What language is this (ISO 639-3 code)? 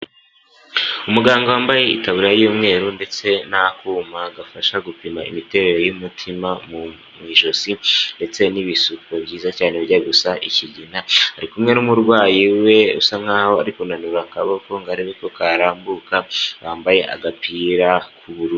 kin